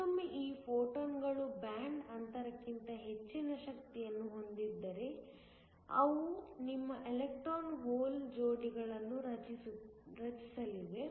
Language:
Kannada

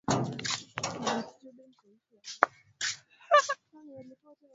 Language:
Swahili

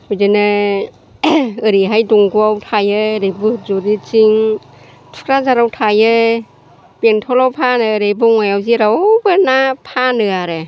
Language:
Bodo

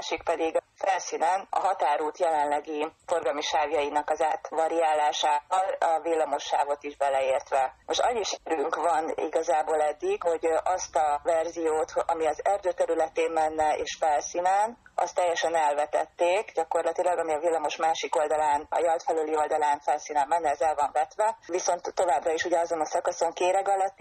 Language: Hungarian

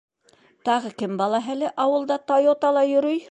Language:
Bashkir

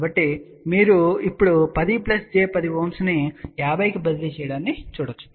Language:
Telugu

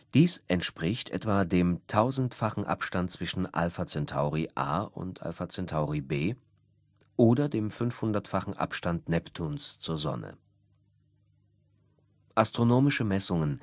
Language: German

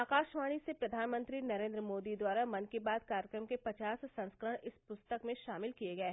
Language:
Hindi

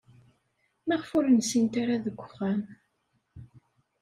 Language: Kabyle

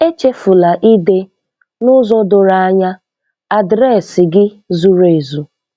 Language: Igbo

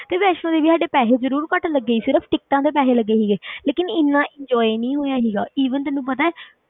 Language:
Punjabi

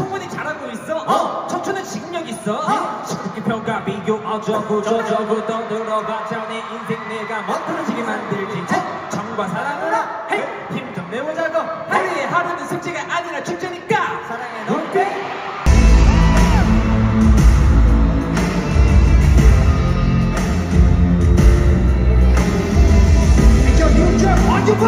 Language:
English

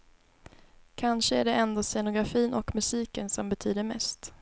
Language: Swedish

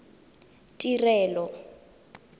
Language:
Tswana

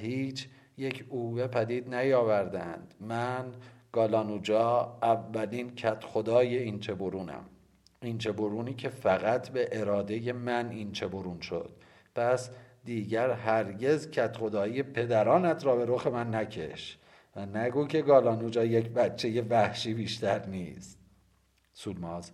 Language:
Persian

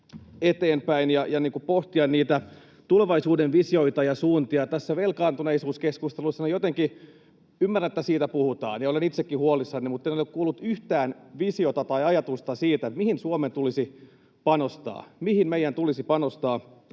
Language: Finnish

